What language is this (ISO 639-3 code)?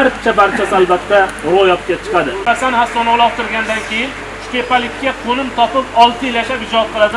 uzb